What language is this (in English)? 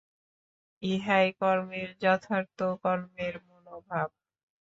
Bangla